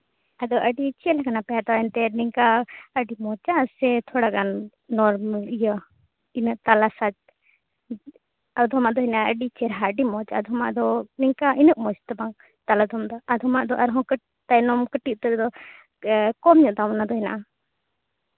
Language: Santali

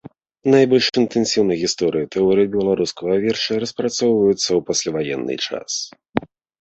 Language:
Belarusian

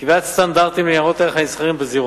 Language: Hebrew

